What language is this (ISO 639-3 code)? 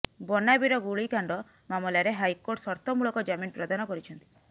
ori